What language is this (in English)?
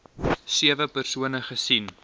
Afrikaans